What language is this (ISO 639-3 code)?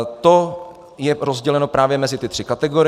ces